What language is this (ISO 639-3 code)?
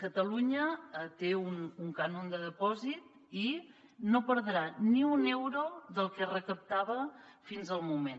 cat